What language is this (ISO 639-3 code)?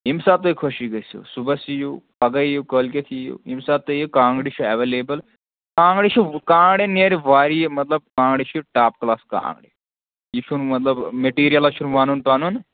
kas